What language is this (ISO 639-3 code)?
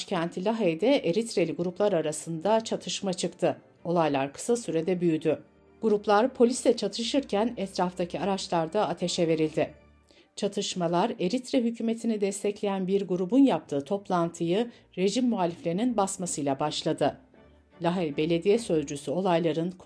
tur